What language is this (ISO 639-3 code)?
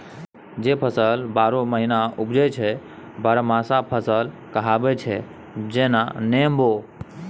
mai